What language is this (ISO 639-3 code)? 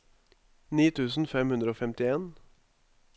nor